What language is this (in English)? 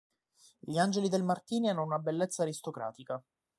Italian